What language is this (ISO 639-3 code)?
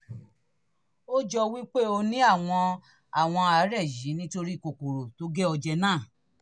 yor